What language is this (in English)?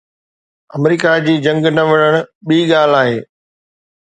Sindhi